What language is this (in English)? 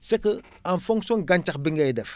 Wolof